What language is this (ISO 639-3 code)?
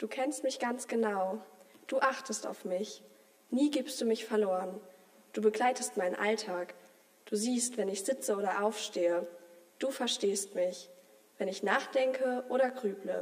deu